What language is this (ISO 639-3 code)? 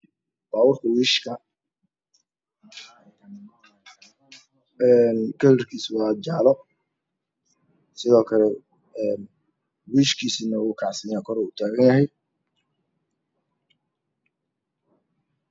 som